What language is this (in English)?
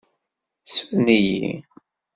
Kabyle